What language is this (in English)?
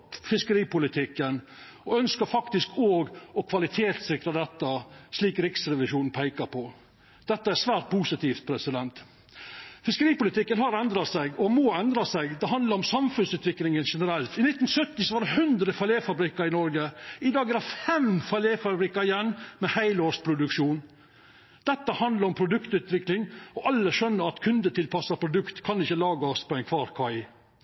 Norwegian Nynorsk